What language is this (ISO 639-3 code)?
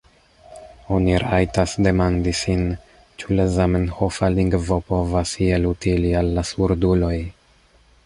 epo